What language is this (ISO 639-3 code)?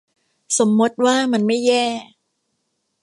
tha